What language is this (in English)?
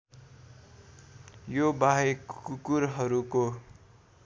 Nepali